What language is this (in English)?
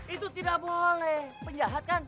Indonesian